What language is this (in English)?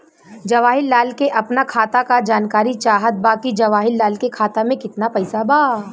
Bhojpuri